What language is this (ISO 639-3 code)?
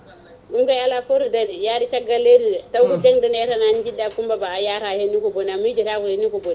ful